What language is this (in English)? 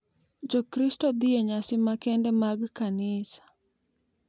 Luo (Kenya and Tanzania)